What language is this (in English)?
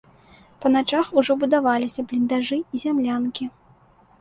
Belarusian